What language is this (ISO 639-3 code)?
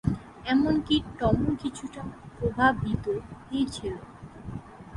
ben